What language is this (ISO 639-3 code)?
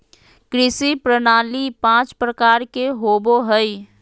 mag